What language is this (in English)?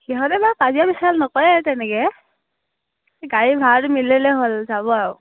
Assamese